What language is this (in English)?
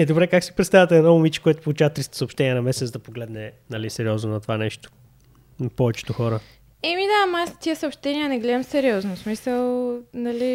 Bulgarian